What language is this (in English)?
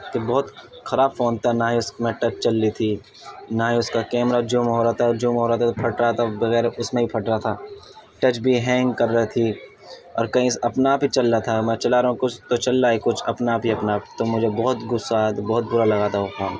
Urdu